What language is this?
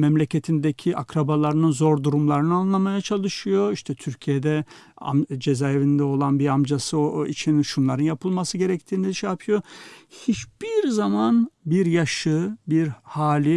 Turkish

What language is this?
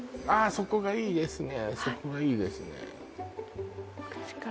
Japanese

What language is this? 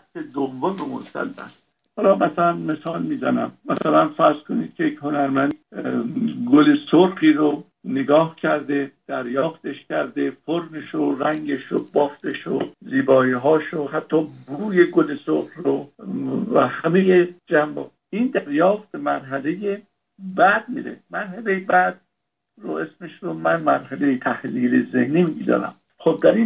Persian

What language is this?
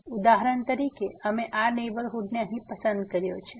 Gujarati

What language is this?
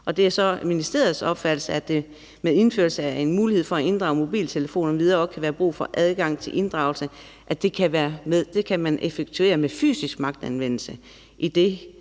Danish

